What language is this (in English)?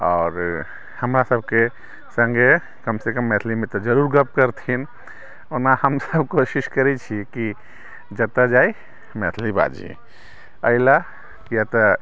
Maithili